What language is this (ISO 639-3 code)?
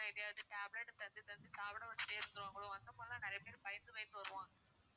tam